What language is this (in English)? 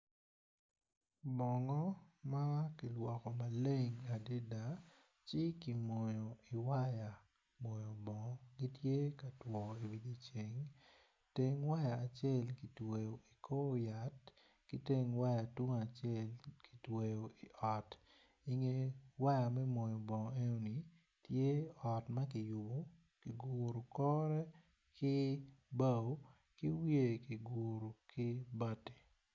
Acoli